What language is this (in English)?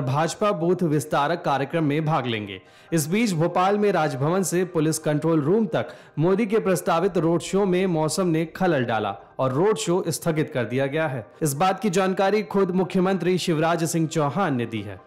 Hindi